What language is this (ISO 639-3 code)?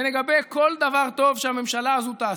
heb